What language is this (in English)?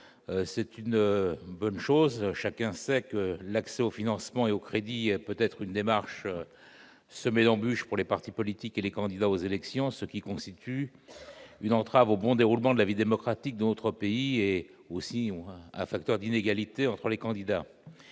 French